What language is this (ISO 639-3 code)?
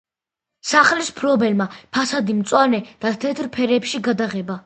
kat